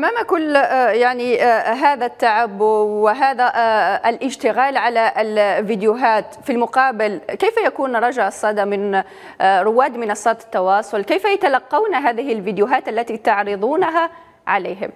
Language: Arabic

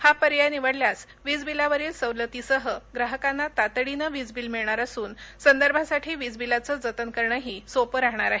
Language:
Marathi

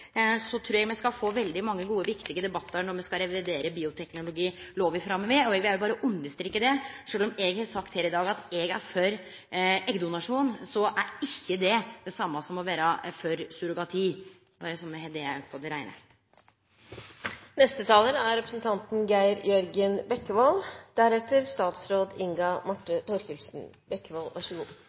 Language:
Norwegian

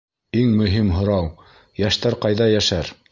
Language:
Bashkir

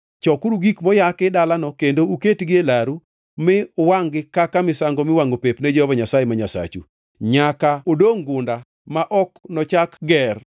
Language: Luo (Kenya and Tanzania)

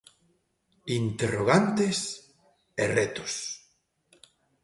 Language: Galician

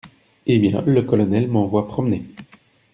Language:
French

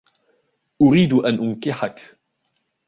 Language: Arabic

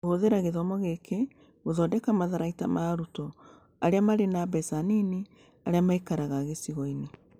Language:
Kikuyu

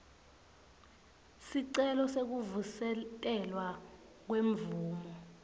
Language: Swati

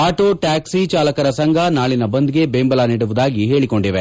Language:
Kannada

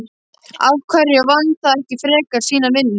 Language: Icelandic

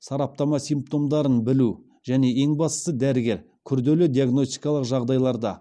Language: Kazakh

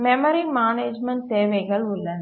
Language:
Tamil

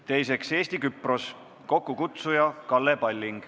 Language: Estonian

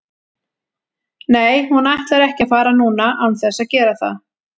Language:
Icelandic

